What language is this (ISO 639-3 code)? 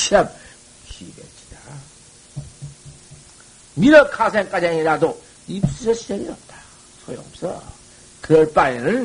kor